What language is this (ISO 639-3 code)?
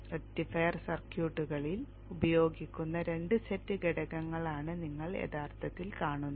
mal